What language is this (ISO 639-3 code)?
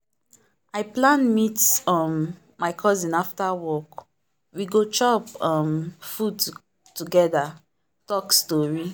pcm